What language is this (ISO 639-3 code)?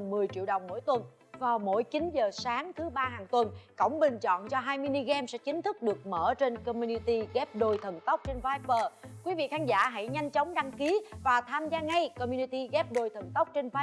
vie